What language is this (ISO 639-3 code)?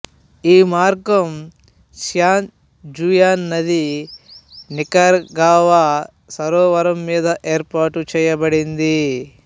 tel